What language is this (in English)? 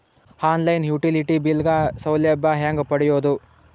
Kannada